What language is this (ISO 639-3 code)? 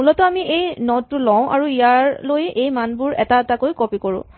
asm